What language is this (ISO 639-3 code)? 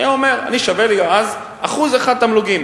heb